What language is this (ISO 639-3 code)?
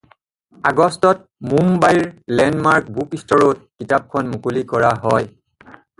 asm